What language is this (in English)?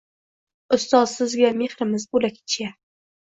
Uzbek